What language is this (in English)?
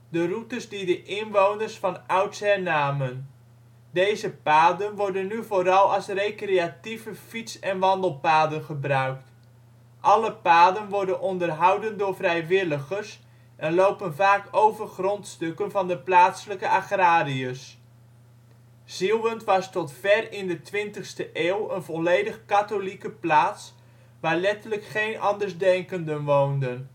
Dutch